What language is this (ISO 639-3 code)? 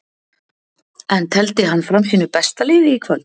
isl